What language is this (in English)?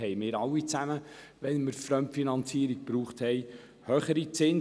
Swiss German